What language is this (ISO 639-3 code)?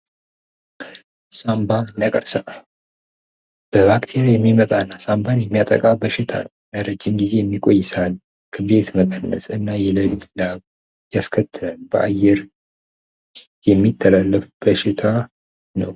amh